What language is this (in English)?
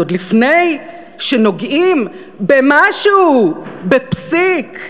Hebrew